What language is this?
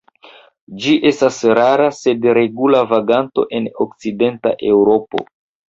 Esperanto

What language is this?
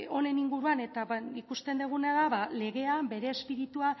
Basque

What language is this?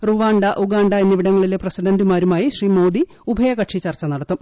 Malayalam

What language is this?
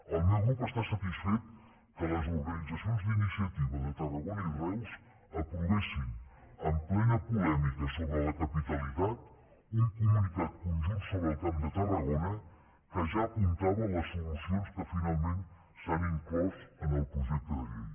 Catalan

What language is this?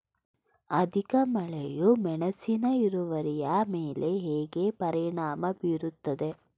Kannada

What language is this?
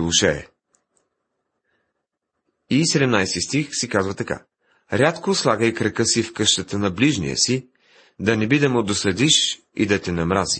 Bulgarian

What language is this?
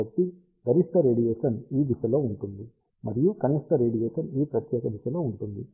Telugu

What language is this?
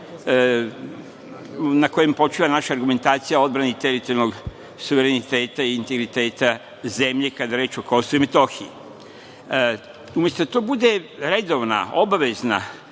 Serbian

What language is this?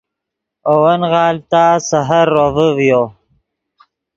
Yidgha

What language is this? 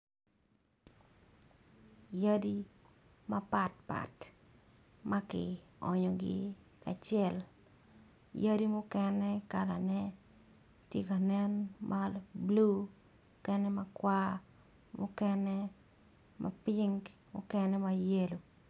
Acoli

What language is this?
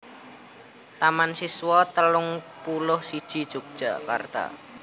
Javanese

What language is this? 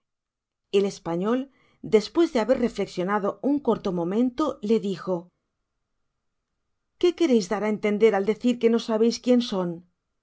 Spanish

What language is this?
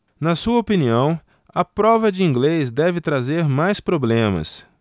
Portuguese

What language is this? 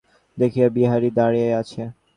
Bangla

